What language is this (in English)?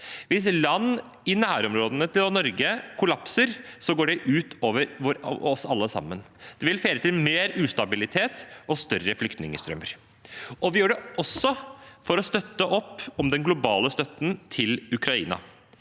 Norwegian